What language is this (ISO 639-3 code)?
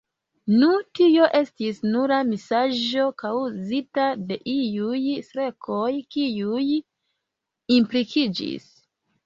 epo